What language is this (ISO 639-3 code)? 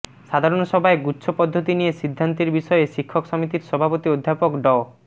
ben